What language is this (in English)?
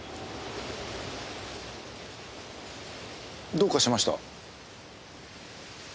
Japanese